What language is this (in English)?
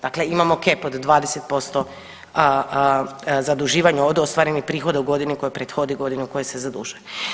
Croatian